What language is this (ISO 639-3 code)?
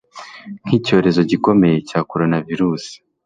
kin